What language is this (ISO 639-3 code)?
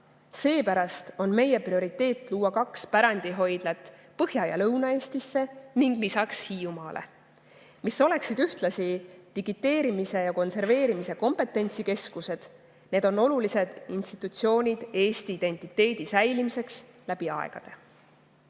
est